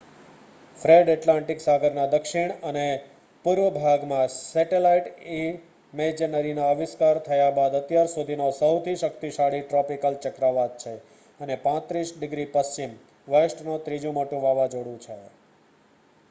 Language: Gujarati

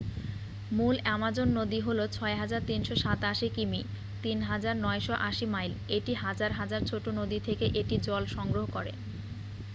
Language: Bangla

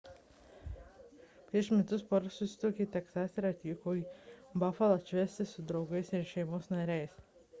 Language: Lithuanian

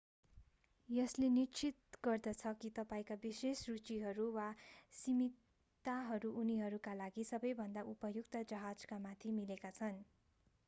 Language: Nepali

